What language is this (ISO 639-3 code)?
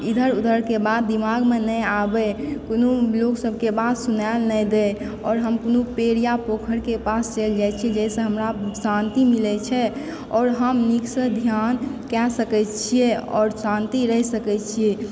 mai